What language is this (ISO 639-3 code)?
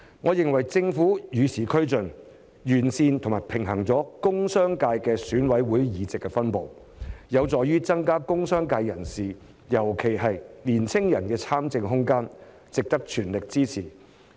yue